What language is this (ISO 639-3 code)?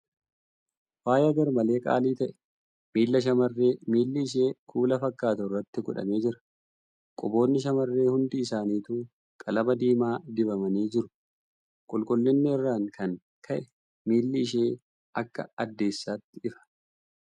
orm